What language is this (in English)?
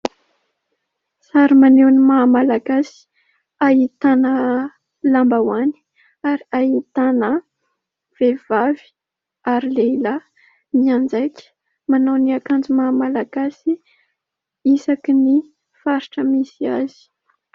Malagasy